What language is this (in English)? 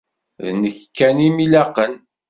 Kabyle